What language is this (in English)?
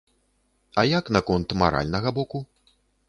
Belarusian